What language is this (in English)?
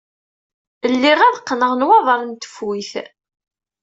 Kabyle